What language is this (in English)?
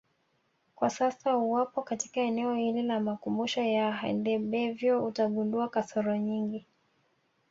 Swahili